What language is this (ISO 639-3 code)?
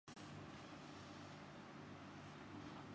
urd